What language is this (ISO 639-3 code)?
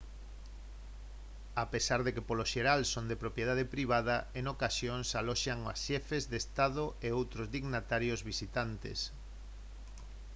glg